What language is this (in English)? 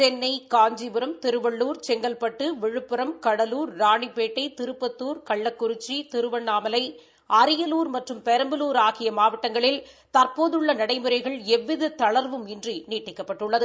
Tamil